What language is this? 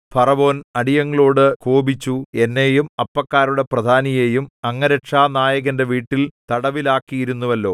Malayalam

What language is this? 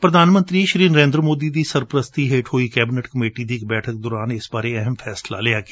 Punjabi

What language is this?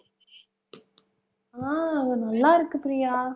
Tamil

